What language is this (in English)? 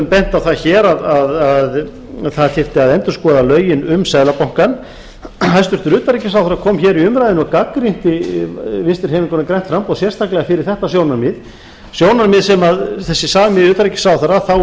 Icelandic